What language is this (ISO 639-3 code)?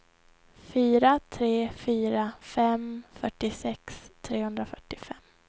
swe